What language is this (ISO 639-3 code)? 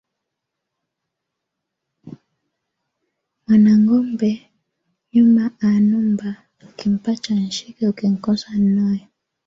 swa